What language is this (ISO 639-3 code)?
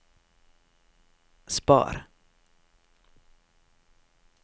nor